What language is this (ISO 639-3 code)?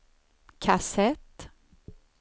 swe